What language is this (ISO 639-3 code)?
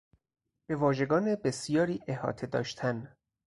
fas